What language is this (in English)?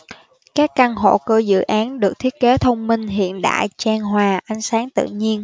Vietnamese